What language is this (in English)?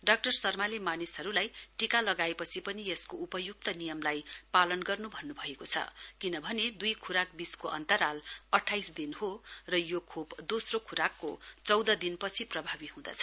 Nepali